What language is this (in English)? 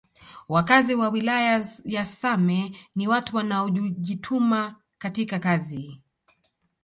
Swahili